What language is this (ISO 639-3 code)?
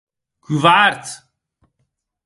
oci